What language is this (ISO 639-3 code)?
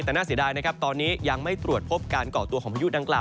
tha